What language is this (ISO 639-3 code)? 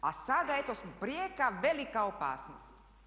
hrv